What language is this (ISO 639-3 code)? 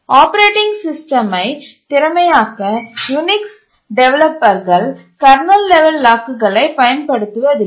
tam